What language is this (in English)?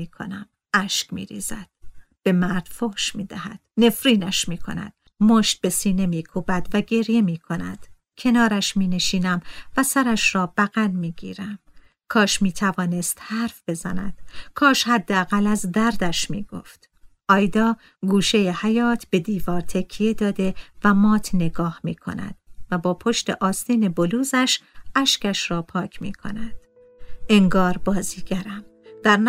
Persian